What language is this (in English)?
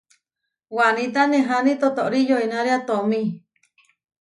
Huarijio